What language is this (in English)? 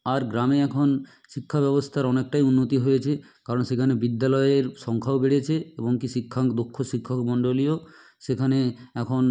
Bangla